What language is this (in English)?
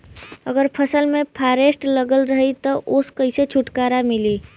Bhojpuri